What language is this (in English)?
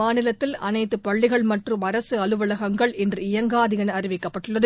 Tamil